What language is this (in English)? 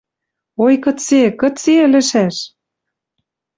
Western Mari